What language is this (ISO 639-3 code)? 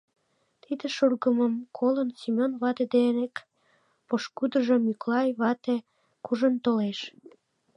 chm